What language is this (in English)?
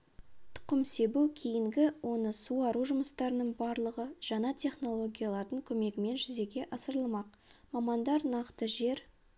Kazakh